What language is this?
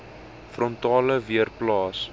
Afrikaans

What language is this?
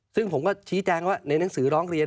Thai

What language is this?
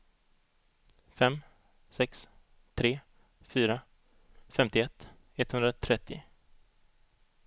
Swedish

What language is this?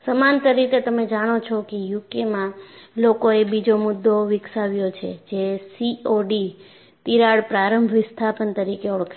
Gujarati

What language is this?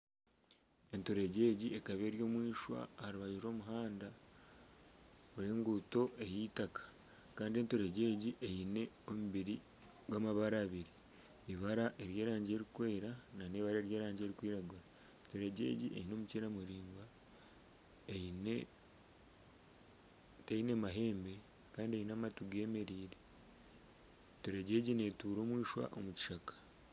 Nyankole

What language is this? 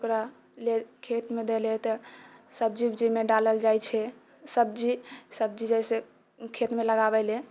Maithili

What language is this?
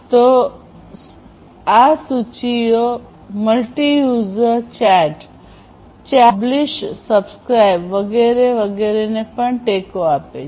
Gujarati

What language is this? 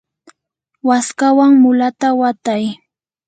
Yanahuanca Pasco Quechua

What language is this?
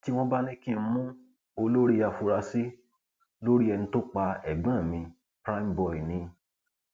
Yoruba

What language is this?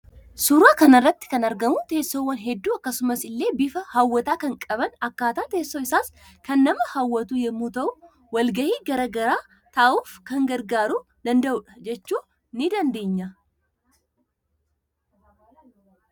Oromo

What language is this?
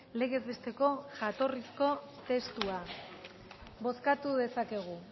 Basque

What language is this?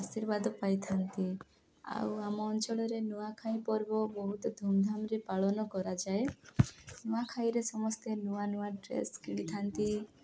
Odia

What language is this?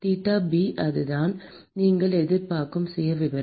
Tamil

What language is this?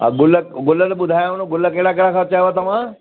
Sindhi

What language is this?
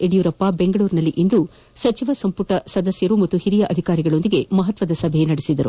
Kannada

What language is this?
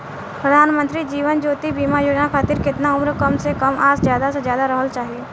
Bhojpuri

